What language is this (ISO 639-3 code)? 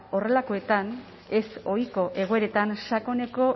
eus